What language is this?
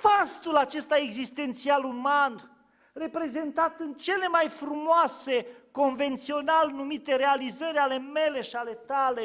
Romanian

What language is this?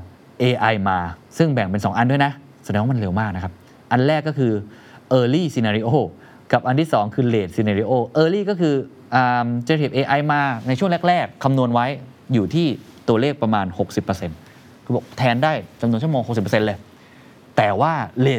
Thai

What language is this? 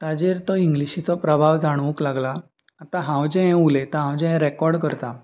Konkani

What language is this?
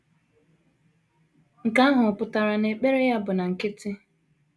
Igbo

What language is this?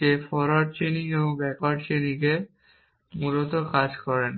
Bangla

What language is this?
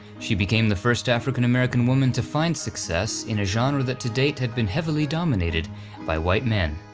English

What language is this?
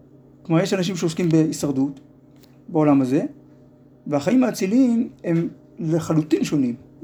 Hebrew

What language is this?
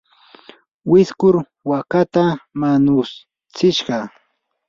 Yanahuanca Pasco Quechua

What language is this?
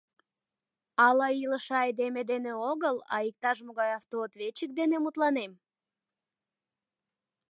Mari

